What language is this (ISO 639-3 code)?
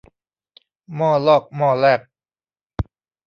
tha